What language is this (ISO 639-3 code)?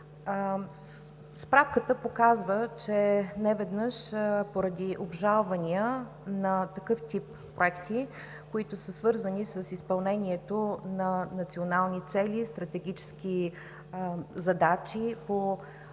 bul